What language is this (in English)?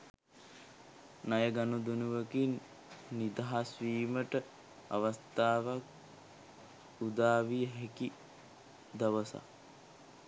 Sinhala